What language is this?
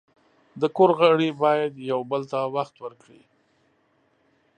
Pashto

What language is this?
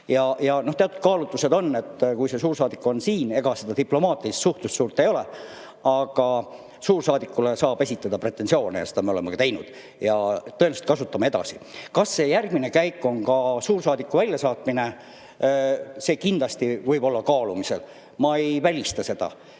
Estonian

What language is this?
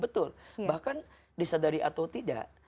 Indonesian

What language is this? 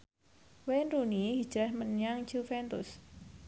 Javanese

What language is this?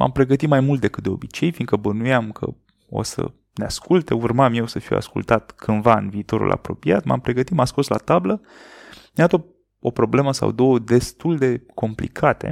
Romanian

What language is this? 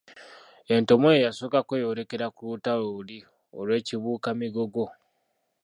Ganda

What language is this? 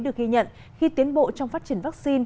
Vietnamese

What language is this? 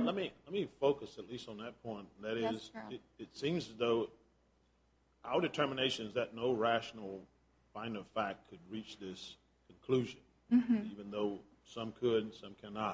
English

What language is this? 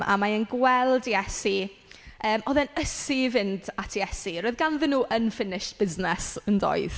Welsh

